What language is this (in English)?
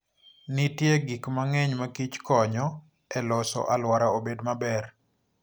Luo (Kenya and Tanzania)